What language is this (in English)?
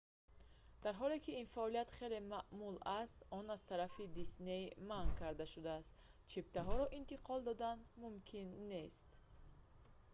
Tajik